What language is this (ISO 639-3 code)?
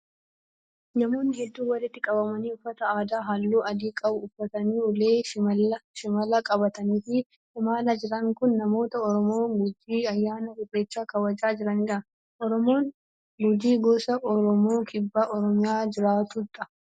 orm